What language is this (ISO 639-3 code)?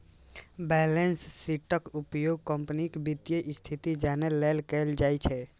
mai